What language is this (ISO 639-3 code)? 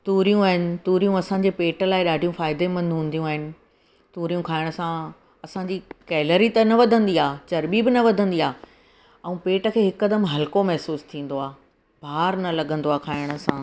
snd